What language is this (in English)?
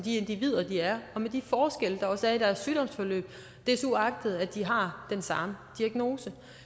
Danish